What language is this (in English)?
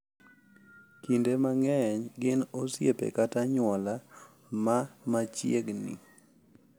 Luo (Kenya and Tanzania)